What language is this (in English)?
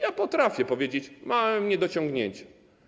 Polish